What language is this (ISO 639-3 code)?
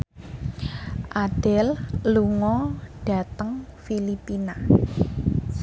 jav